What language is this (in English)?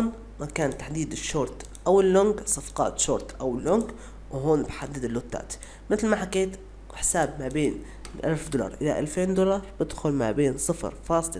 Arabic